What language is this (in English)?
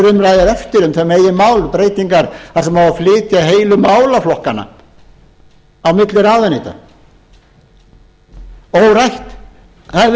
Icelandic